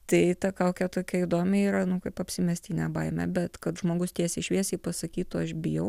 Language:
Lithuanian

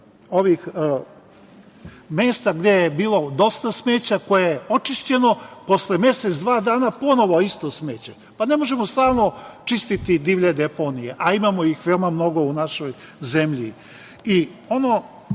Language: Serbian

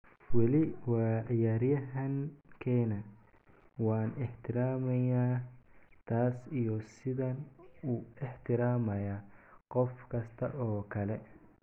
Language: Somali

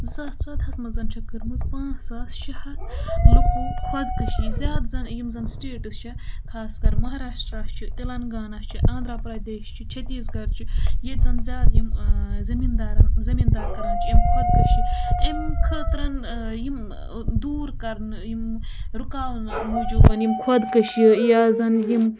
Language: Kashmiri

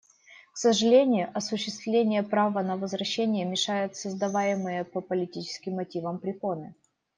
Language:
Russian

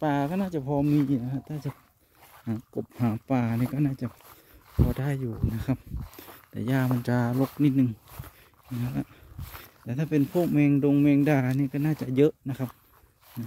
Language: Thai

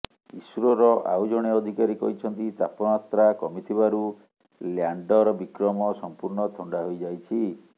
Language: Odia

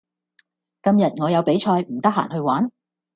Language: Cantonese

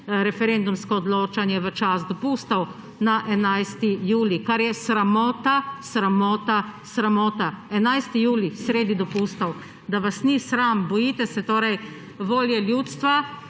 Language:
Slovenian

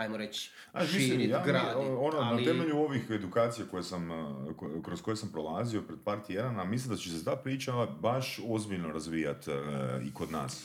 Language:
Croatian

